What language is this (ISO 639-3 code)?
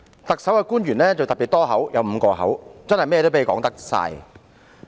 yue